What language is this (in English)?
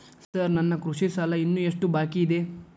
Kannada